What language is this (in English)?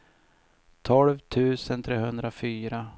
Swedish